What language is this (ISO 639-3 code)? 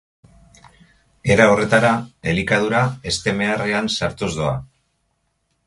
eus